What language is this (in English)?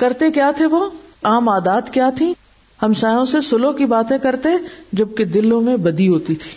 Urdu